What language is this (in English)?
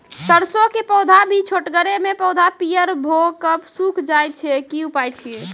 Maithili